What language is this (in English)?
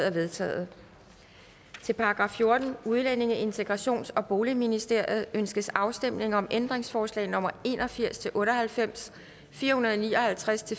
Danish